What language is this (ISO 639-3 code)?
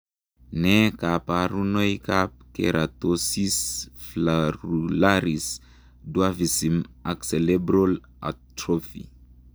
kln